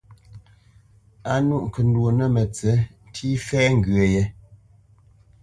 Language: Bamenyam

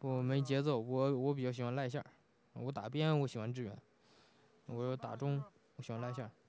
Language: Chinese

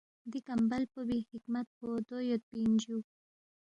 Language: Balti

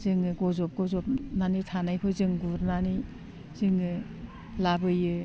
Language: Bodo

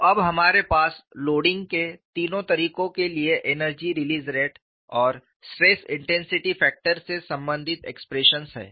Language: Hindi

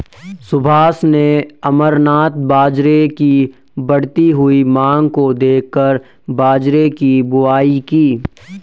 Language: Hindi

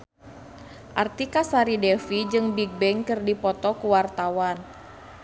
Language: Sundanese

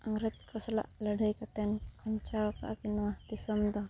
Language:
Santali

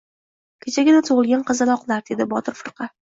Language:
Uzbek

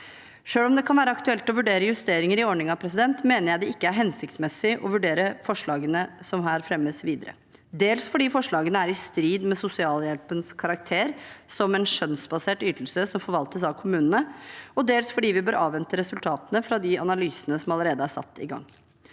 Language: Norwegian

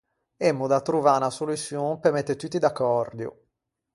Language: Ligurian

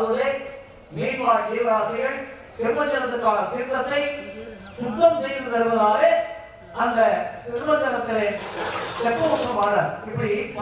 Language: Tamil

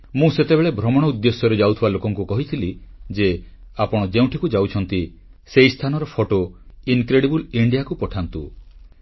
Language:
Odia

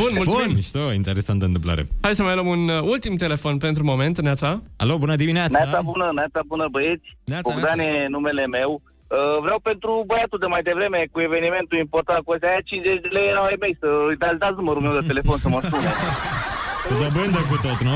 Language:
Romanian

